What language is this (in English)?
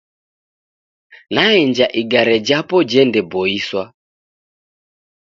Taita